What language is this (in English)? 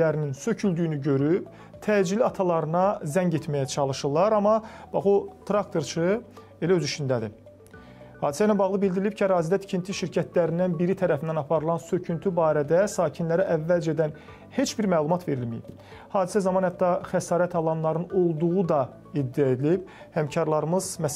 Turkish